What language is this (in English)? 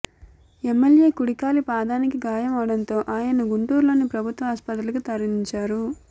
Telugu